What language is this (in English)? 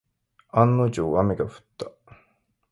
Japanese